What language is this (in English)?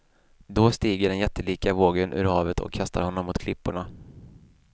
Swedish